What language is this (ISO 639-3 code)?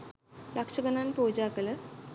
sin